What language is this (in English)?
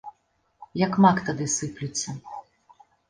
Belarusian